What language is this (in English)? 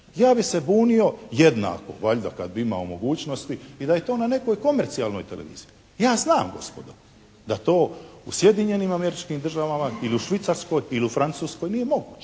Croatian